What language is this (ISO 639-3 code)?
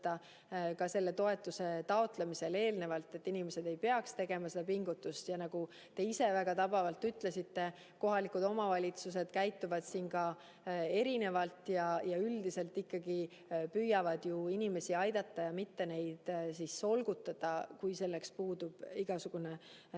est